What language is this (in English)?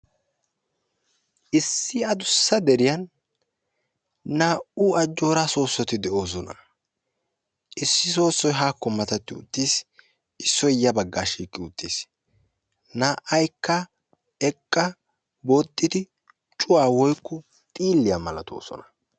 Wolaytta